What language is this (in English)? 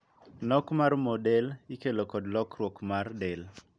Luo (Kenya and Tanzania)